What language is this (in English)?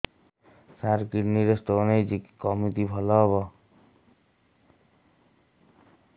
Odia